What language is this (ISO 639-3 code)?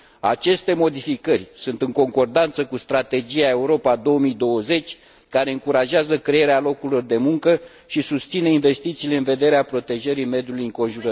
ron